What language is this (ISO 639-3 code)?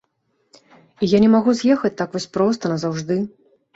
bel